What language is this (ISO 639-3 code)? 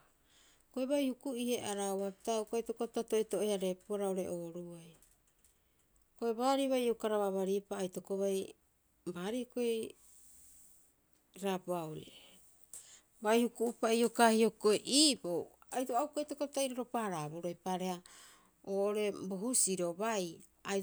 kyx